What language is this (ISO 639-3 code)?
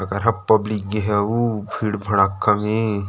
hne